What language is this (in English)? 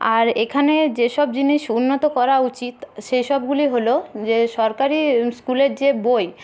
Bangla